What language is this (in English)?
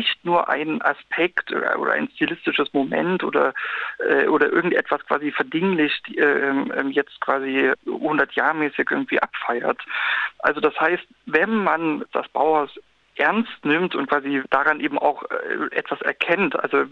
German